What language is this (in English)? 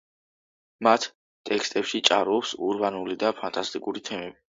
Georgian